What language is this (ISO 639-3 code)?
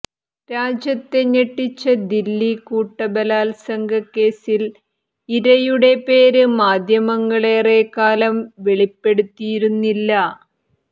mal